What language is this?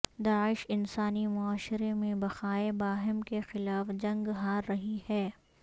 Urdu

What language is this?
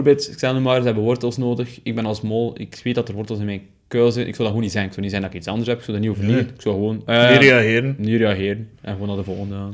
Dutch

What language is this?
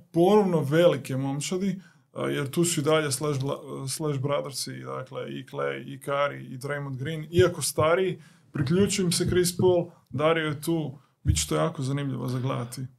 Croatian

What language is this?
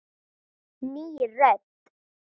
Icelandic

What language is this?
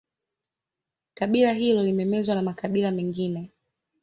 Swahili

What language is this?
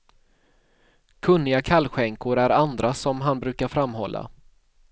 Swedish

